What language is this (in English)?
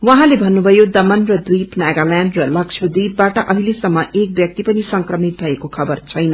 Nepali